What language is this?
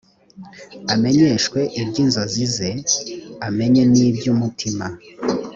Kinyarwanda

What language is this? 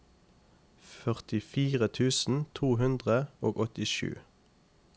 Norwegian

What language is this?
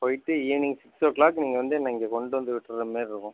Tamil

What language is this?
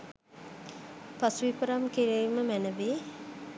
Sinhala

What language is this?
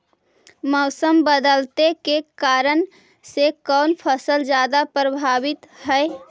Magahi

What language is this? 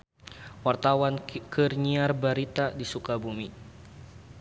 Sundanese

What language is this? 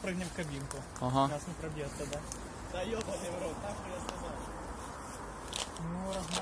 Russian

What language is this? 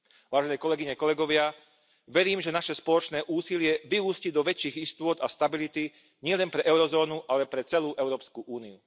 Slovak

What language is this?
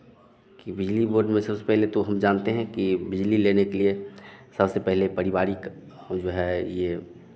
Hindi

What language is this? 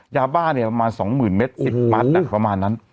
Thai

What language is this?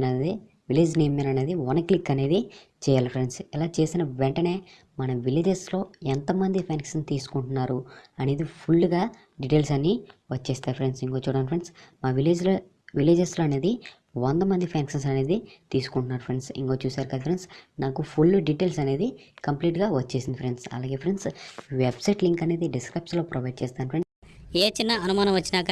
Telugu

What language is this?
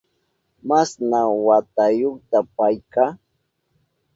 Southern Pastaza Quechua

